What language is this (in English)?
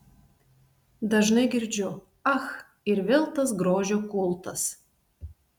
Lithuanian